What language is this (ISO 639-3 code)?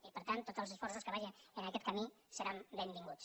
cat